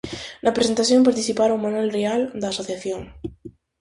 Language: Galician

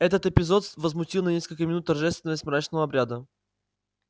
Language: Russian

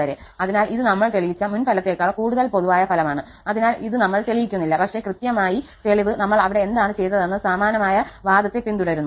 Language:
Malayalam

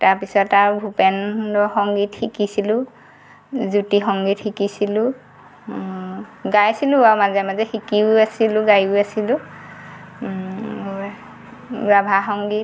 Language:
Assamese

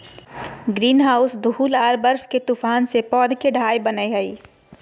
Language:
Magahi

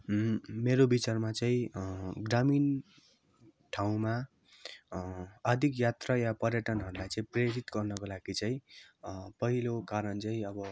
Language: Nepali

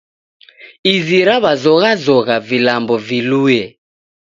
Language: Taita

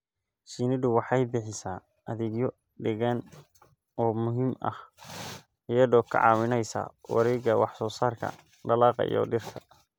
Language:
Somali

